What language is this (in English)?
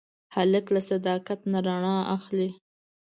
Pashto